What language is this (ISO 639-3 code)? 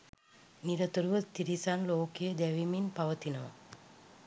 sin